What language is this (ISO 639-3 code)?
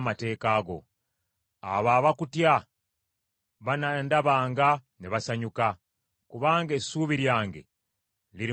lug